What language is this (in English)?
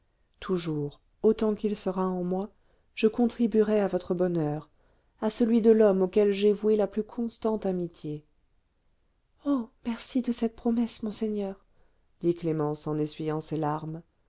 French